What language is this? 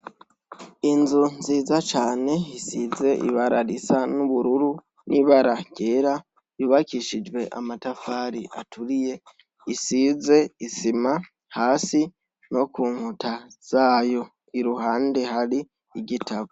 Rundi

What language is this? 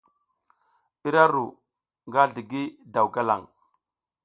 South Giziga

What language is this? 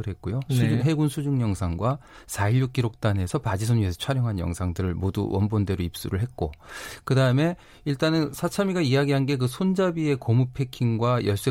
Korean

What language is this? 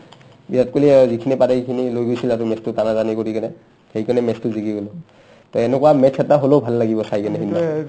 Assamese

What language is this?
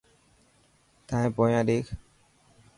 Dhatki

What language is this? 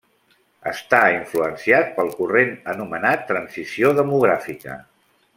Catalan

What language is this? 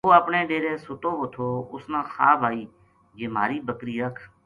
Gujari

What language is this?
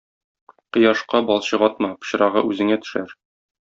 Tatar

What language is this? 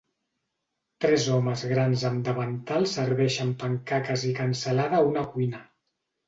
Catalan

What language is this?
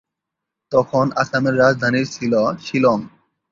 Bangla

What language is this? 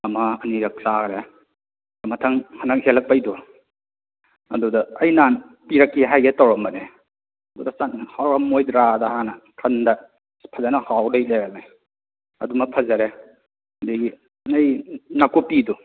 Manipuri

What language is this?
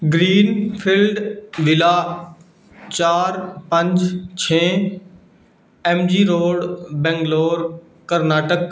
Punjabi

